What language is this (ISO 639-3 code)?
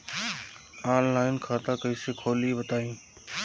bho